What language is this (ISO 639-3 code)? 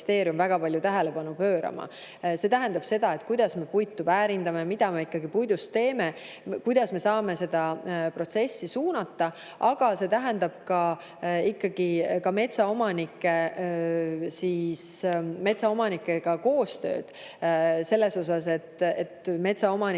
est